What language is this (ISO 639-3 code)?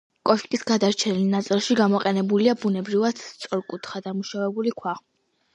kat